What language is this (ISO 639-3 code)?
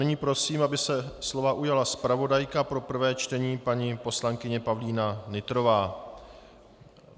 ces